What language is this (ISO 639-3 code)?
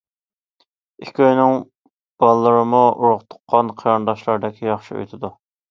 uig